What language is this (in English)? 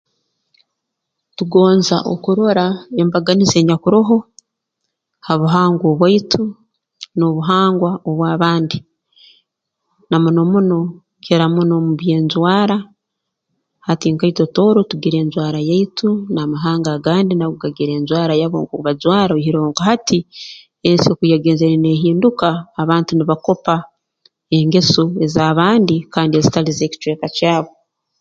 Tooro